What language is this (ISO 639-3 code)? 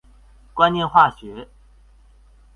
zho